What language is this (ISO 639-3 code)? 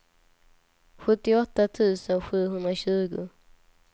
swe